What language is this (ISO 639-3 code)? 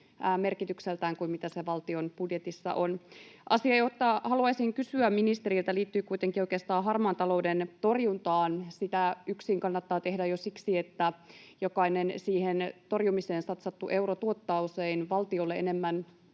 fin